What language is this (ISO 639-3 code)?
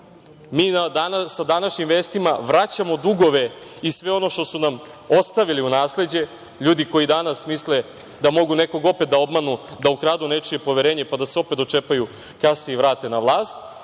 srp